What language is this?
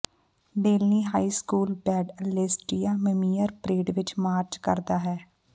Punjabi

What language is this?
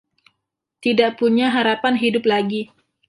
Indonesian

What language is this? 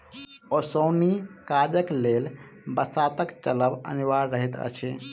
Maithili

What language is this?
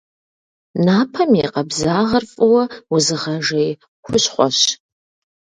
Kabardian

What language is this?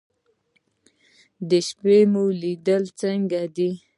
Pashto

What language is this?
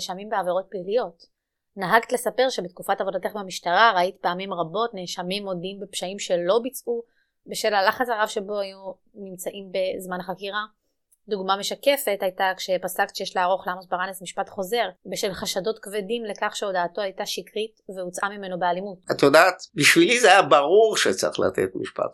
Hebrew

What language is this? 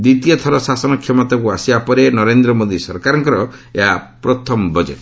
Odia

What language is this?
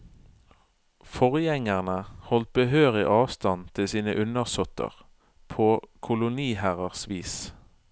Norwegian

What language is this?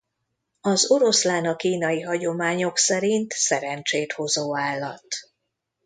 Hungarian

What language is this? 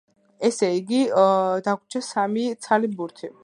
Georgian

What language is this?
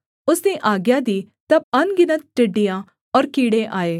Hindi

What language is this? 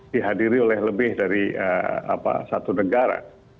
Indonesian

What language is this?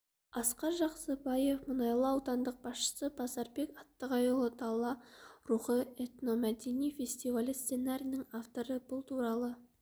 Kazakh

